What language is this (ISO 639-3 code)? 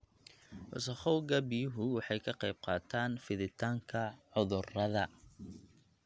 som